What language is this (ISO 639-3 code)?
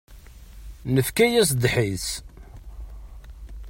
kab